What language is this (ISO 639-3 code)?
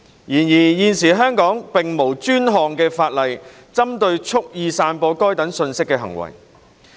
yue